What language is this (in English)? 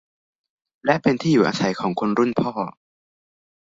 Thai